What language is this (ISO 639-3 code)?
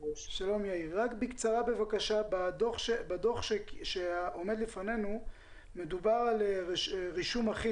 heb